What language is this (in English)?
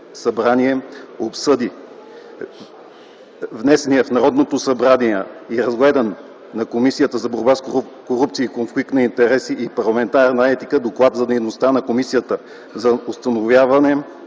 Bulgarian